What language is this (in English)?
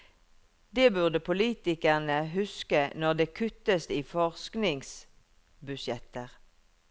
Norwegian